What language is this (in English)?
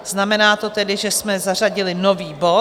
Czech